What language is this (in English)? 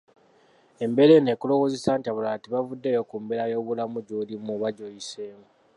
Ganda